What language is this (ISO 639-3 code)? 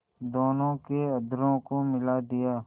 hin